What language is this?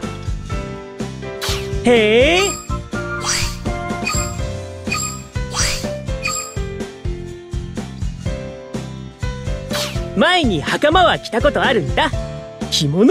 Japanese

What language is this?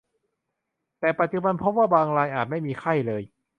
Thai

